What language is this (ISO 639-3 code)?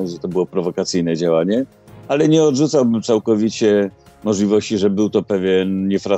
pol